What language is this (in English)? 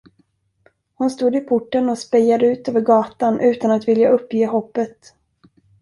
Swedish